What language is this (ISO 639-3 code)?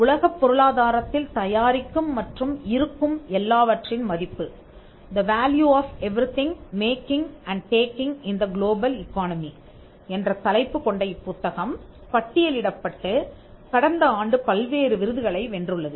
tam